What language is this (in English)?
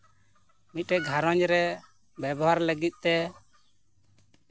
Santali